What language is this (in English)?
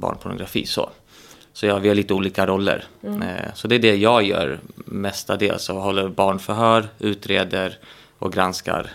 Swedish